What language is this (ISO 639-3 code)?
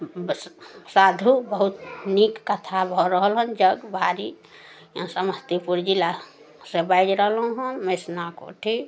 mai